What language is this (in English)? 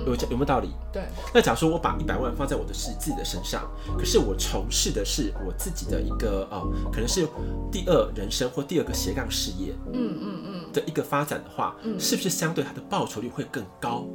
Chinese